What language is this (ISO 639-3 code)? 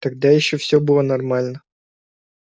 rus